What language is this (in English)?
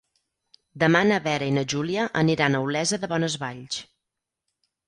Catalan